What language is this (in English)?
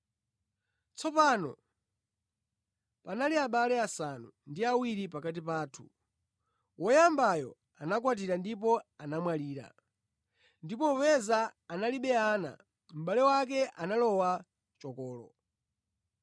Nyanja